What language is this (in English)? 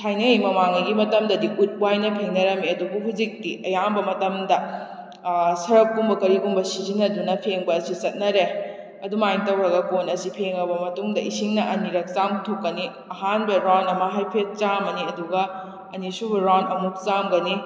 Manipuri